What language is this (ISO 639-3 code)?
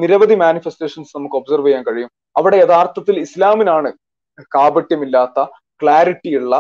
mal